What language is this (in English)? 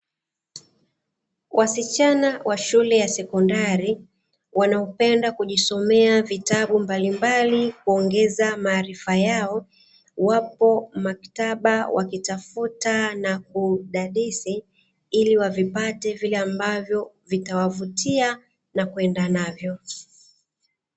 Swahili